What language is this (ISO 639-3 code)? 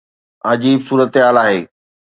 snd